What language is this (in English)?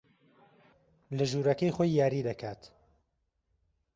Central Kurdish